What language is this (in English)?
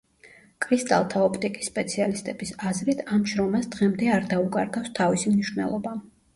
Georgian